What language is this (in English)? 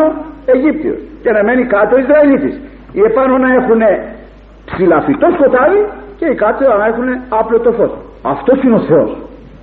Greek